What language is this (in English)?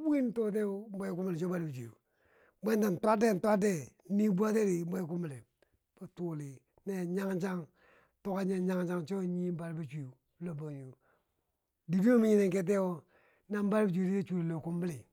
Bangwinji